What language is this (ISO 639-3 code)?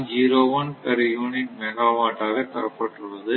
tam